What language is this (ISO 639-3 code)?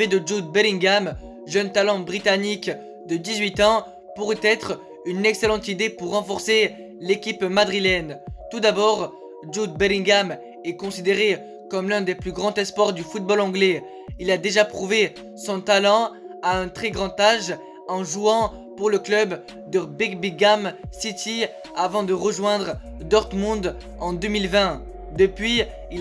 fra